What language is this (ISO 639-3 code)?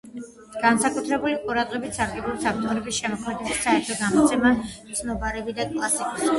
kat